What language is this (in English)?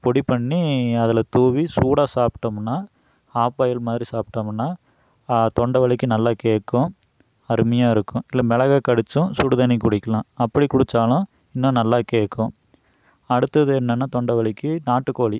Tamil